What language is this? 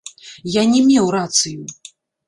Belarusian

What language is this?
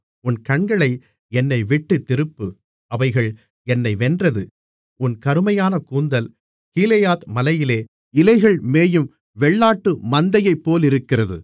Tamil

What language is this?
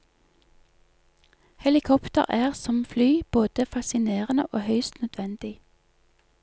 Norwegian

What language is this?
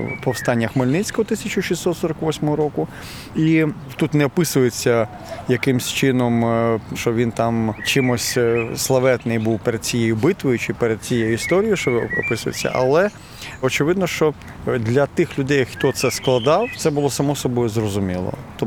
Ukrainian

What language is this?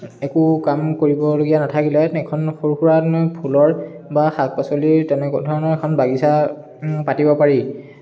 Assamese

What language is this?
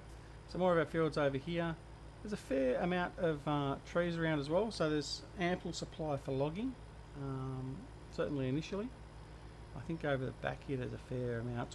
English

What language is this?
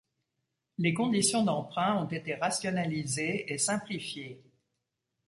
French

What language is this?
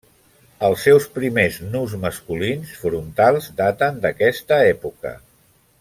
Catalan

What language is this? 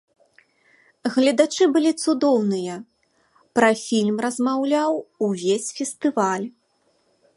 Belarusian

